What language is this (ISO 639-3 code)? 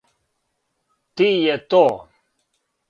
srp